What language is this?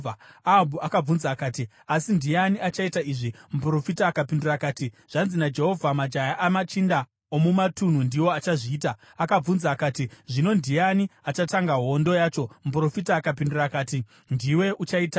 Shona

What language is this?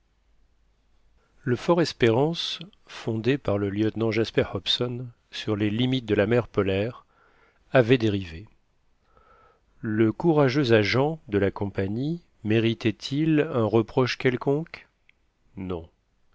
French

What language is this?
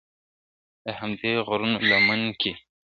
Pashto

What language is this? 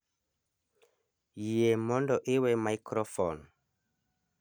Luo (Kenya and Tanzania)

